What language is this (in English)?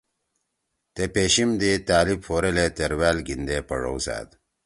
Torwali